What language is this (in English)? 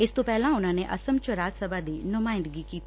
Punjabi